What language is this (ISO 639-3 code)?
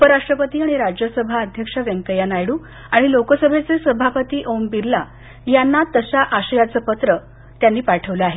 mar